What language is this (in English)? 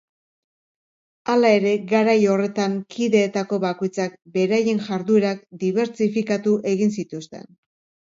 Basque